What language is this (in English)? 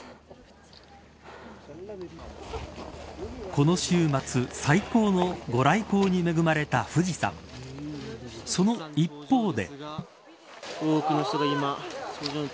Japanese